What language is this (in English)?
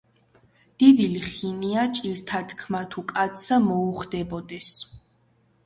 Georgian